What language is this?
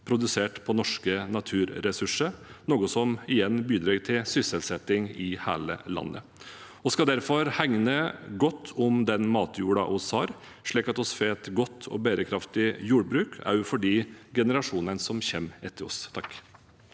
Norwegian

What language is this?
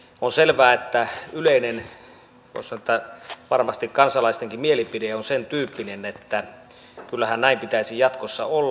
Finnish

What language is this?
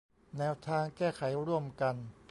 Thai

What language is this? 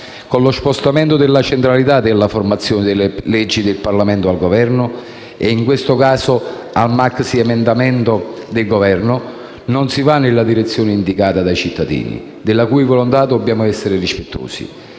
Italian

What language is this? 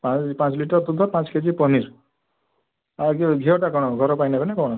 Odia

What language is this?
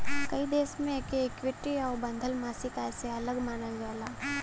Bhojpuri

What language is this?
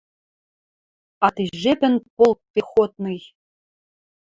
Western Mari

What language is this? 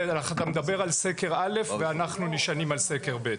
Hebrew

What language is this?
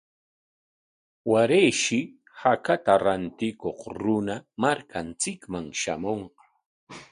Corongo Ancash Quechua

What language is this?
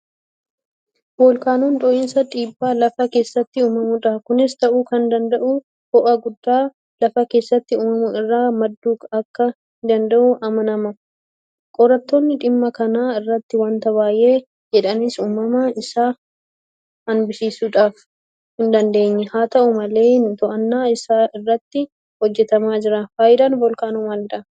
Oromo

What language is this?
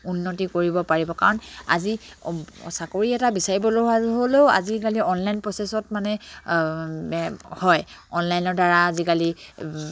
Assamese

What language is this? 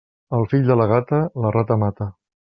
Catalan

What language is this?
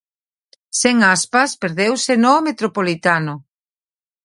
Galician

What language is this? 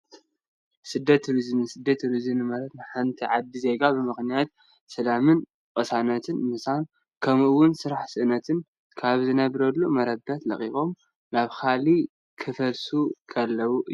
Tigrinya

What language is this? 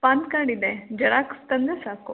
Kannada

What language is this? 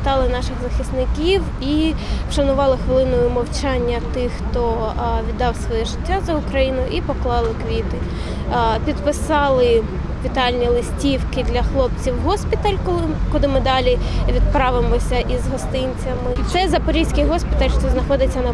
Ukrainian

